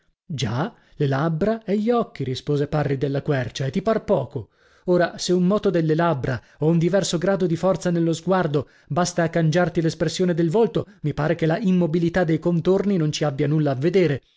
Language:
Italian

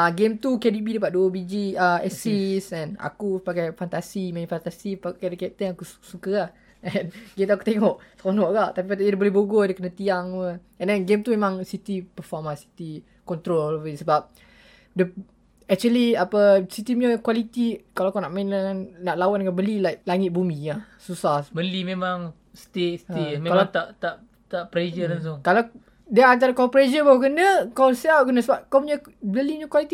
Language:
Malay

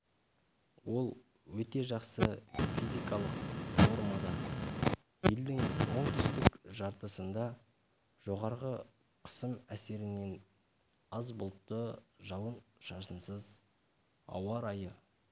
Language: Kazakh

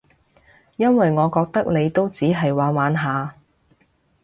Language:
Cantonese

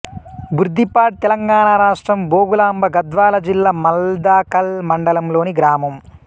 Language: Telugu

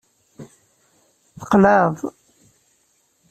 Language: Kabyle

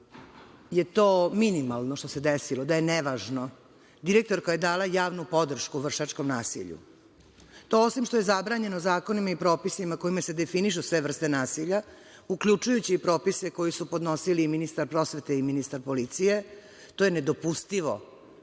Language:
Serbian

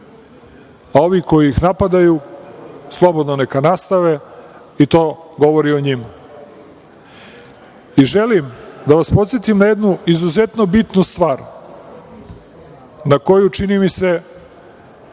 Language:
Serbian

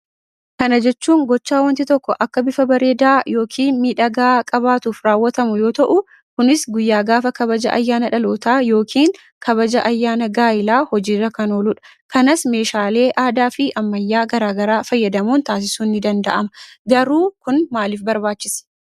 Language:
Oromo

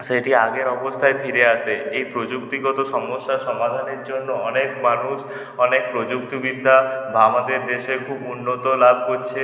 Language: Bangla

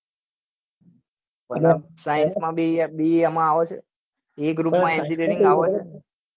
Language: Gujarati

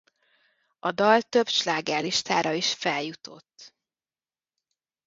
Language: Hungarian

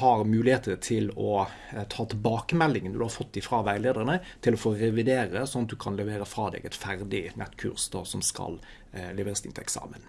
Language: Norwegian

